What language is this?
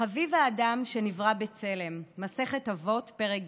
Hebrew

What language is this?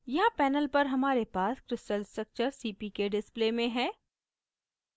Hindi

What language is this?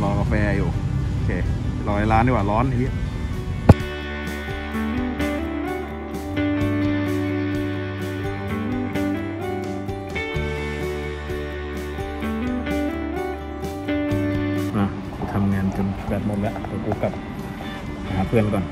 Thai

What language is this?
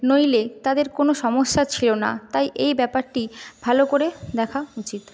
Bangla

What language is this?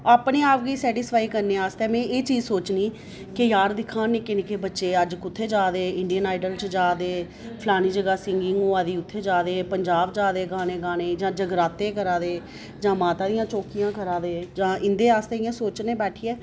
Dogri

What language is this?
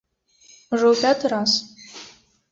Belarusian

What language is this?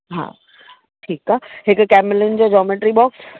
Sindhi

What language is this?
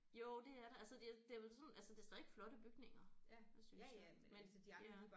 Danish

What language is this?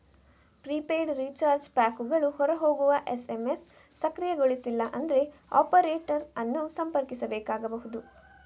Kannada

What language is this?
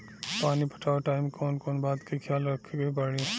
Bhojpuri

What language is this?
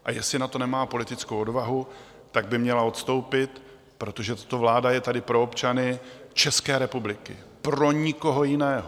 Czech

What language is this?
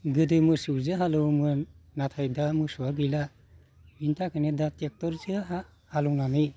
Bodo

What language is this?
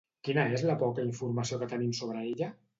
Catalan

